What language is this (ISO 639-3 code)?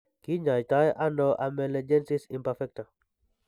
kln